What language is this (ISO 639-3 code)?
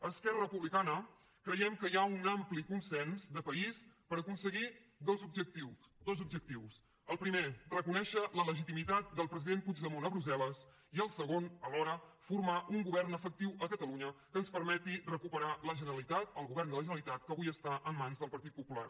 cat